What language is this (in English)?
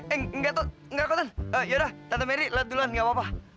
Indonesian